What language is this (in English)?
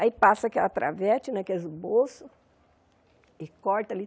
Portuguese